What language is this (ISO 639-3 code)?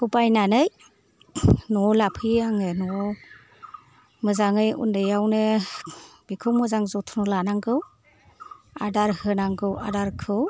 brx